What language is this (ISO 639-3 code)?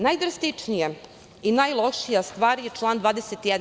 srp